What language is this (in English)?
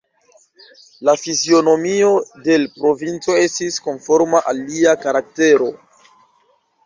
Esperanto